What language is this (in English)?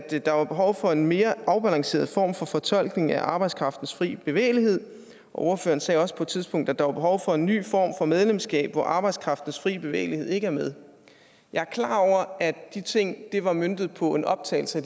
Danish